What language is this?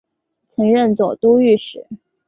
Chinese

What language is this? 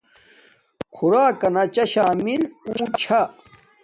Domaaki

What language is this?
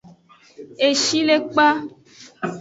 Aja (Benin)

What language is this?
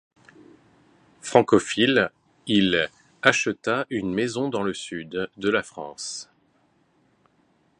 French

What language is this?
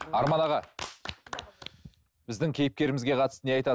Kazakh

